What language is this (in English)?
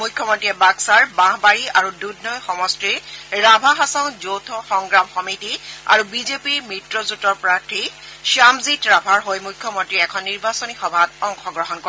Assamese